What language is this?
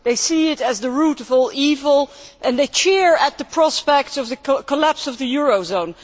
English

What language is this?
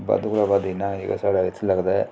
Dogri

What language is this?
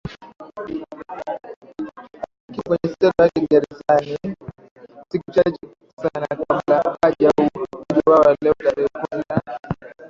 Swahili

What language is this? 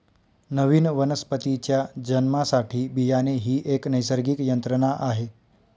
Marathi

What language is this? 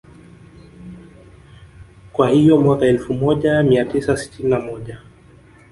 Swahili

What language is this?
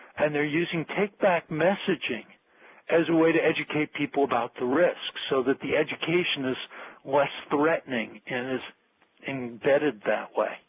English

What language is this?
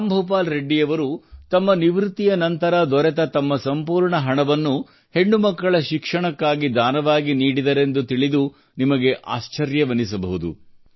Kannada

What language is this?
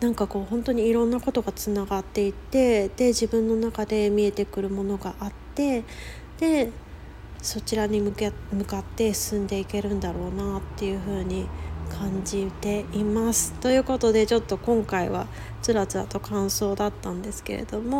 Japanese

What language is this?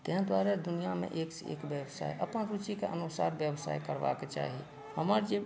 Maithili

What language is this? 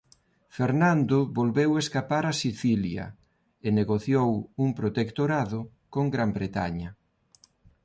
Galician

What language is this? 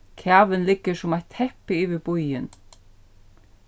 Faroese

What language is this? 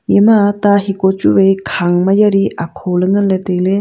Wancho Naga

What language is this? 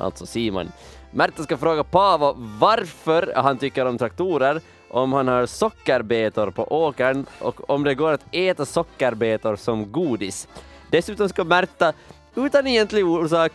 Swedish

